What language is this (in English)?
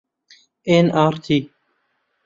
Central Kurdish